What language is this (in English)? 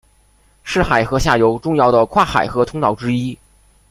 Chinese